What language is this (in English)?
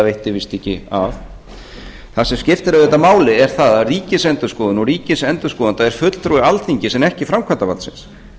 Icelandic